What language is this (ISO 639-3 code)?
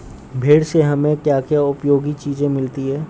hin